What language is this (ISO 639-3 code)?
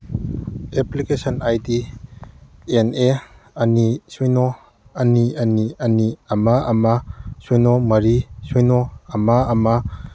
mni